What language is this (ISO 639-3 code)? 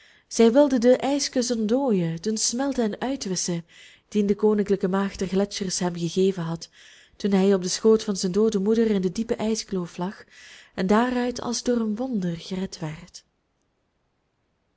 nld